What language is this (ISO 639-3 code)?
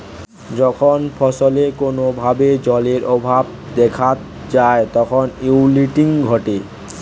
ben